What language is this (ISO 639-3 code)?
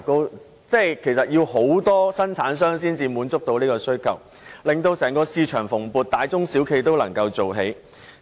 yue